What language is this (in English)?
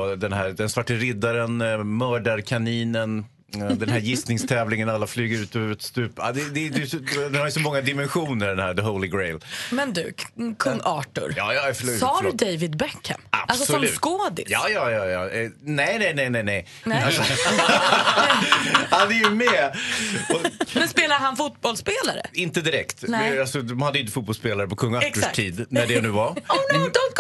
Swedish